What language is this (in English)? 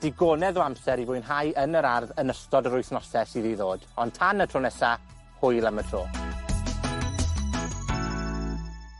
Welsh